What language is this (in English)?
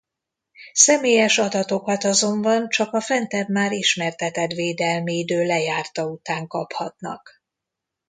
Hungarian